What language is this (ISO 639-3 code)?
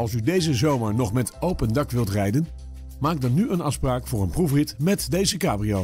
nld